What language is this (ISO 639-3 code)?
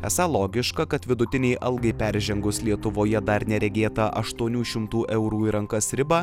lit